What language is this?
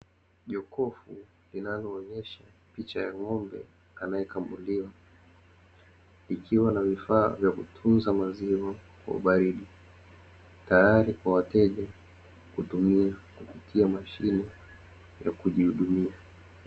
Swahili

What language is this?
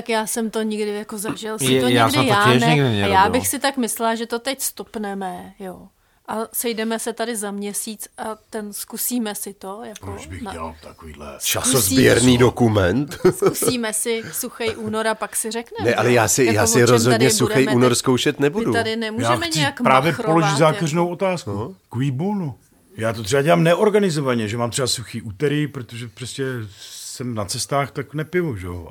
Czech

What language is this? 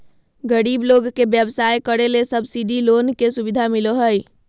Magahi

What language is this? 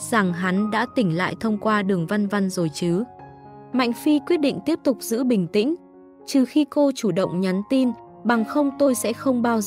Vietnamese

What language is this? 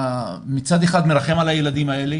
Hebrew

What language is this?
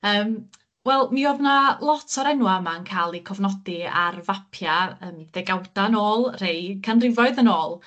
Welsh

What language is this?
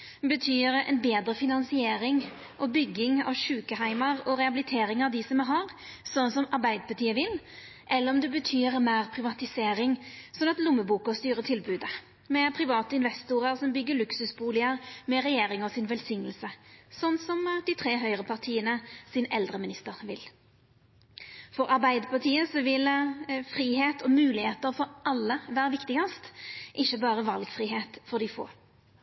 Norwegian Nynorsk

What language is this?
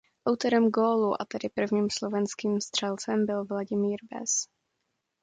Czech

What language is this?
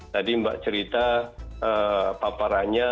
Indonesian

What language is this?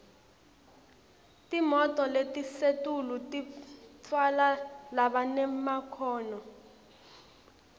Swati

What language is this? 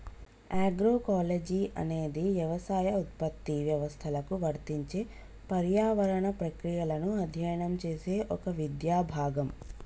Telugu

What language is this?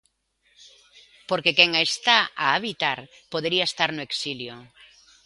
Galician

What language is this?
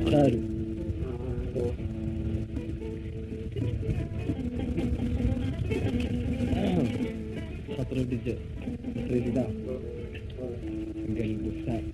Arabic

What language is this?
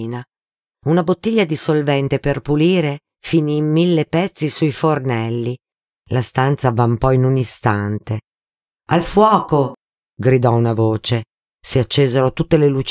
Italian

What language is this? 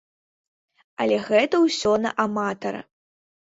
Belarusian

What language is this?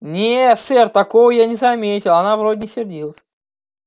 Russian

